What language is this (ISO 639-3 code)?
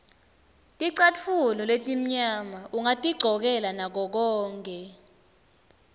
ssw